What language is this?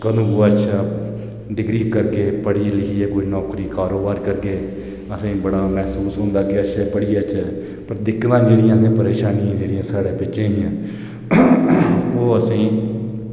Dogri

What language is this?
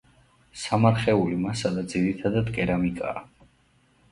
Georgian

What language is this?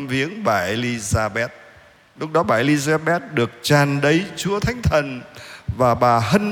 Vietnamese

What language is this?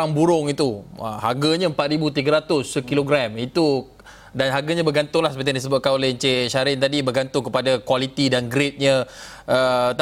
Malay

